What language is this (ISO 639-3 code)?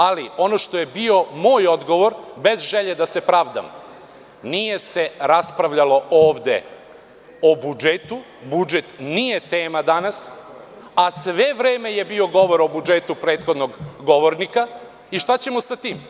srp